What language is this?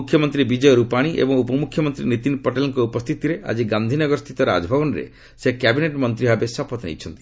Odia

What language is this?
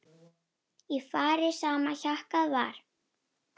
Icelandic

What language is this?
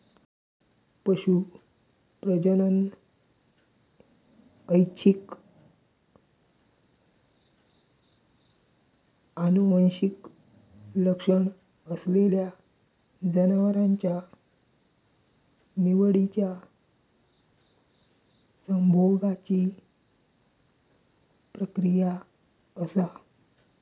Marathi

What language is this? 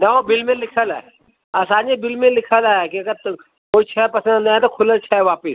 Sindhi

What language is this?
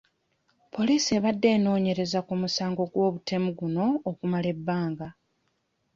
Ganda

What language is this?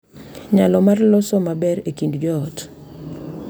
Luo (Kenya and Tanzania)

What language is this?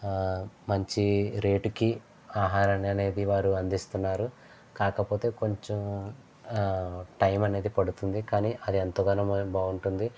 Telugu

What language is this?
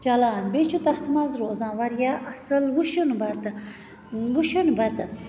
Kashmiri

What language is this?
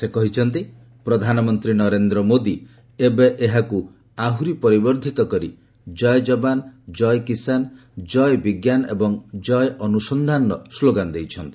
Odia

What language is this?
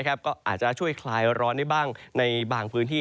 Thai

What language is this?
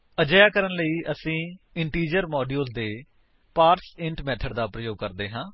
Punjabi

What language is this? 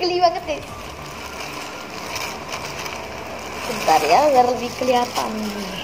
Indonesian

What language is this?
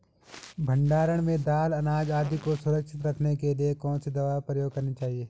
Hindi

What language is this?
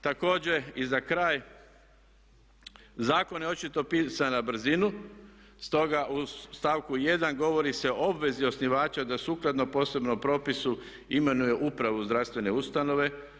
Croatian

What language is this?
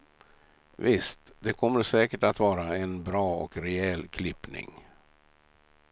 Swedish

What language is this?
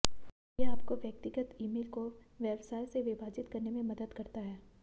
Hindi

